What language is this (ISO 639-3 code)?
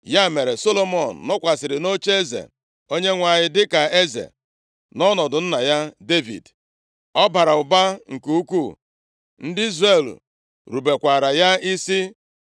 ibo